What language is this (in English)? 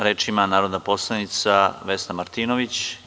Serbian